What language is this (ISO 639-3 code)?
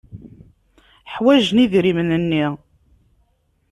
kab